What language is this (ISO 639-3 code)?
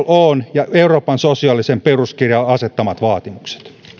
fin